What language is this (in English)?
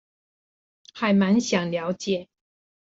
Chinese